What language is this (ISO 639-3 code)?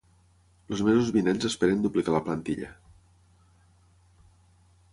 cat